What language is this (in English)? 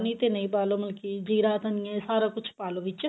Punjabi